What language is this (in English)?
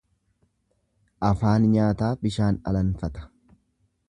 Oromo